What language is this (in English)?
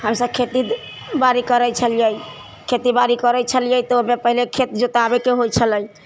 Maithili